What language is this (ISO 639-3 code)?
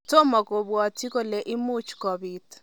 kln